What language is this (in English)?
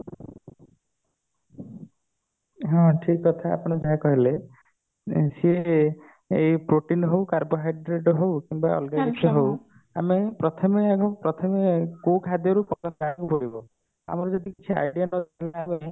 Odia